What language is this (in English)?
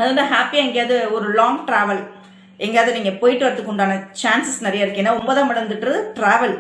Tamil